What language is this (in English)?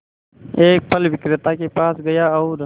Hindi